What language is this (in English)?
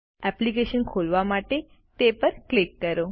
Gujarati